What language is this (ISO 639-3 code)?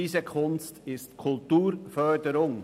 gsw